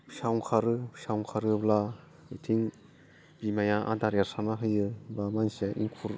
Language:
Bodo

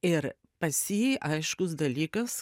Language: Lithuanian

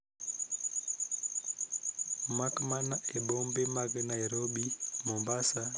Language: Luo (Kenya and Tanzania)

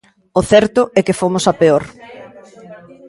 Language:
Galician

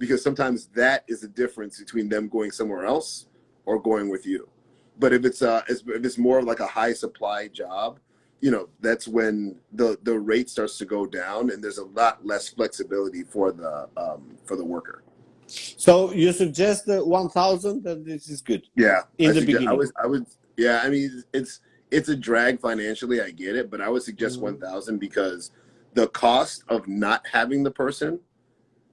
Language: English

